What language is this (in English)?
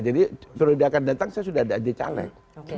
Indonesian